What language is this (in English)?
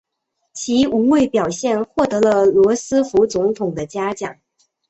Chinese